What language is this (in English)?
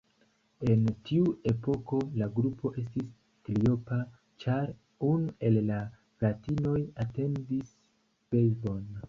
Esperanto